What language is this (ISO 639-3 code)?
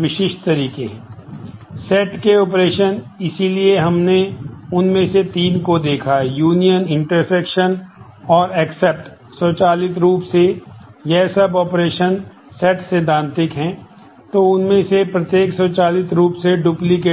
hin